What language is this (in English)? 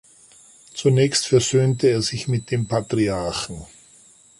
German